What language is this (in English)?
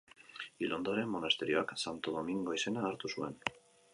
Basque